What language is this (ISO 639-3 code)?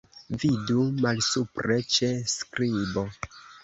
epo